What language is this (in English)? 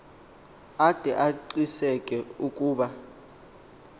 Xhosa